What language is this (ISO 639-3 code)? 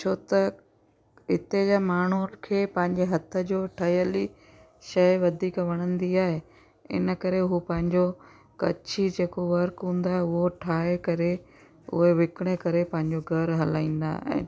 snd